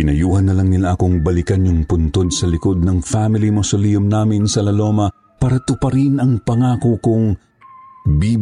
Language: Filipino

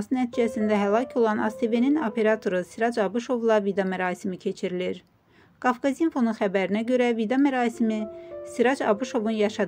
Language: Turkish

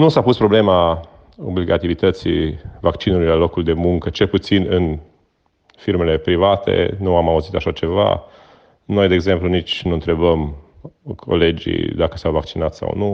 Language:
Romanian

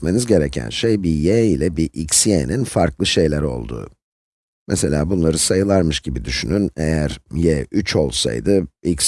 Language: Turkish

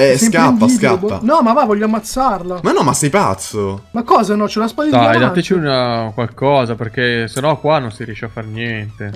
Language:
Italian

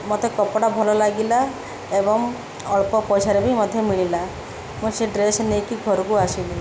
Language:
Odia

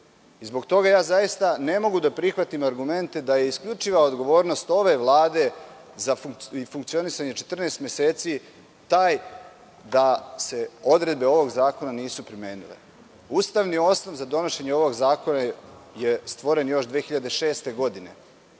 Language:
Serbian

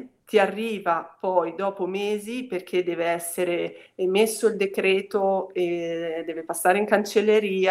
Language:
Italian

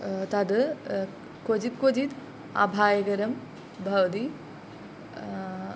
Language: Sanskrit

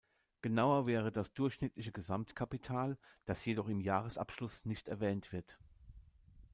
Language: German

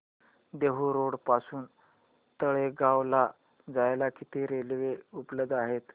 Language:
Marathi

